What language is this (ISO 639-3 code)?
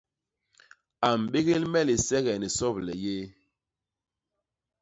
bas